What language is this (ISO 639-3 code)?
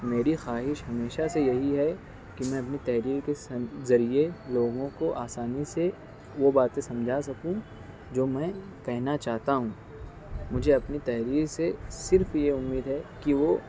urd